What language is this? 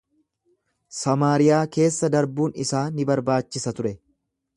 Oromo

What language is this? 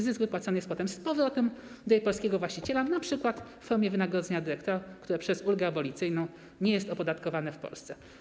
Polish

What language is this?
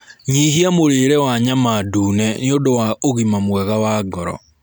Kikuyu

